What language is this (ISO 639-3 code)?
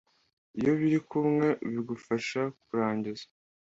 kin